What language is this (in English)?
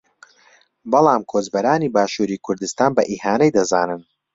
Central Kurdish